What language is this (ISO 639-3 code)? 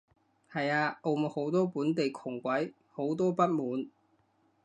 yue